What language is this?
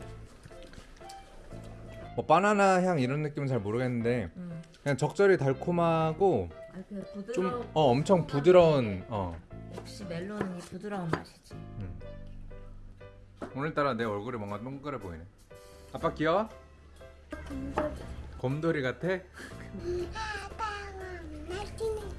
Korean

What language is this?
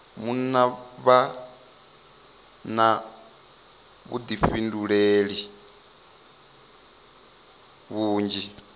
Venda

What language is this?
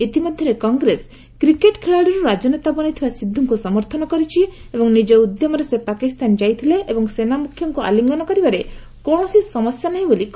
Odia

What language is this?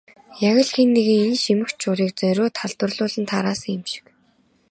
Mongolian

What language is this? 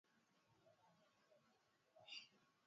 Swahili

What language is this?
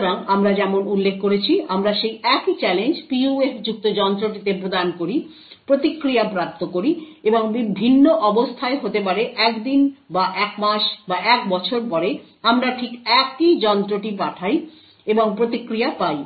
Bangla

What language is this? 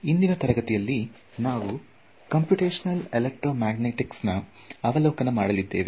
Kannada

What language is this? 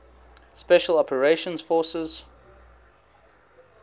English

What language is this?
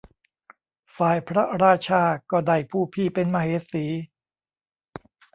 Thai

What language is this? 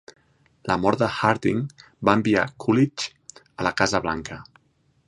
Catalan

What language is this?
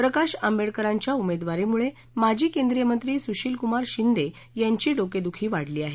Marathi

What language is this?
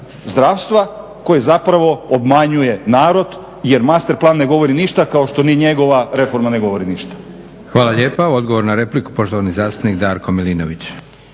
Croatian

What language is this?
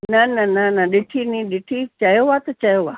Sindhi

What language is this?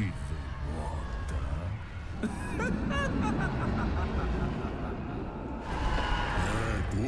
Spanish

